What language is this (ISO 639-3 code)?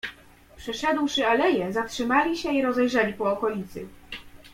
pol